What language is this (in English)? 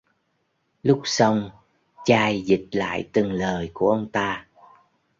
Vietnamese